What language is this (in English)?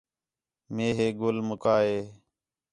Khetrani